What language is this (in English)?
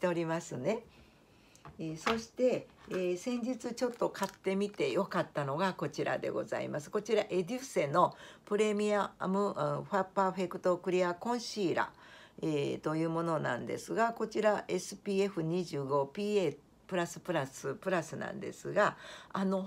Japanese